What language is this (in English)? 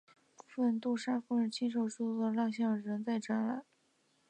Chinese